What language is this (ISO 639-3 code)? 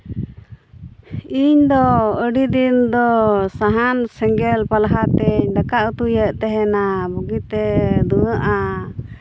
sat